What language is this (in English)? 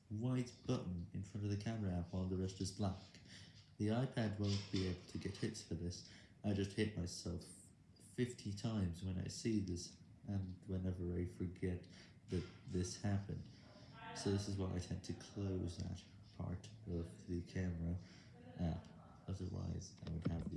English